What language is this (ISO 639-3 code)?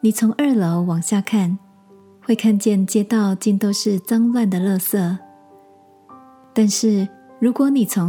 zho